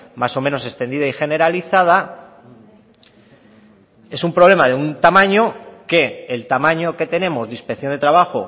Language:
Spanish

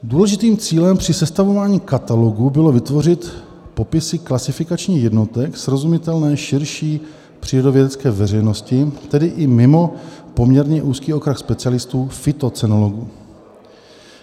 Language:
Czech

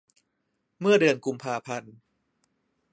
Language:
Thai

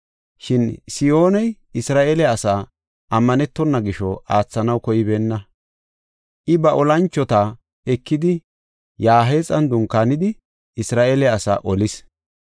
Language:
Gofa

